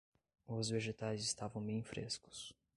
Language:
Portuguese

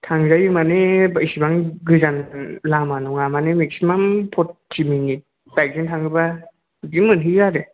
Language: Bodo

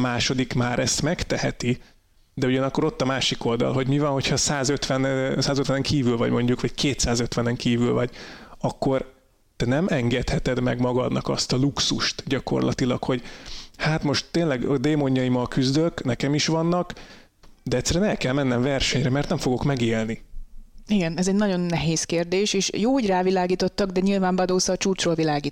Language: Hungarian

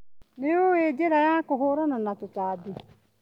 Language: Kikuyu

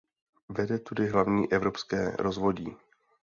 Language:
Czech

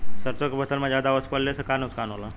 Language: Bhojpuri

